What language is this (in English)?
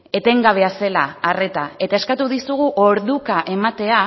Basque